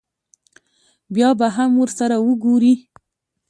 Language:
Pashto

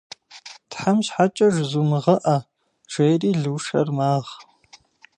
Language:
Kabardian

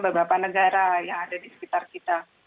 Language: Indonesian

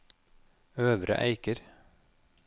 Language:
Norwegian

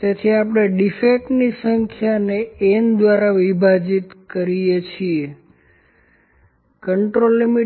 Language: Gujarati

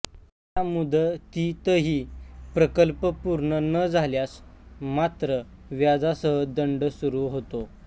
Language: Marathi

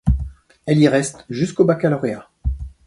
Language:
French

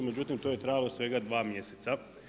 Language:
Croatian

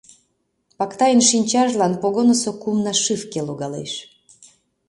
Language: Mari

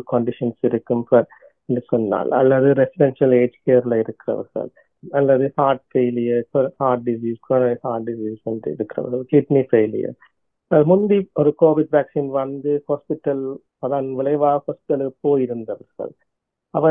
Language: Tamil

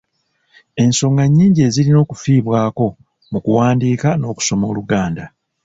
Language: Ganda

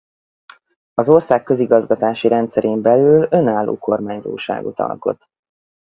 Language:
Hungarian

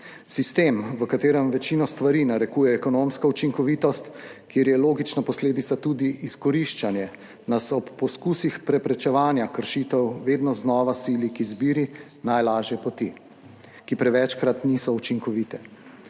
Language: Slovenian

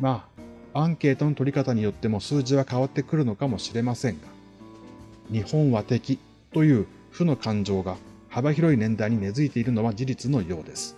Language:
Japanese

